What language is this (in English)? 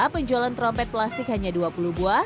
Indonesian